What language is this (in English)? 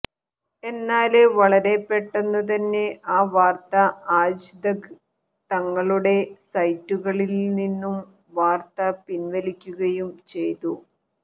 Malayalam